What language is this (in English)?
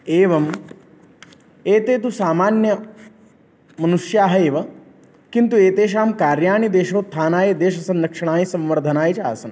Sanskrit